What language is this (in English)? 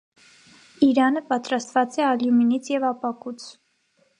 Armenian